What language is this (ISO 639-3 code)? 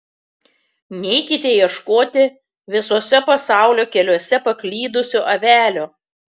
lit